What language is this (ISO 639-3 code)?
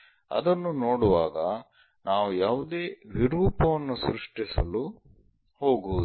kan